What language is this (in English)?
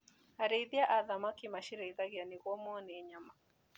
Kikuyu